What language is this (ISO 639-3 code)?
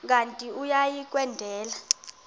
xho